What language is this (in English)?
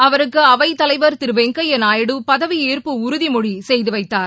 Tamil